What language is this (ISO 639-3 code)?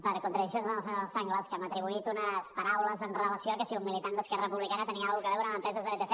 cat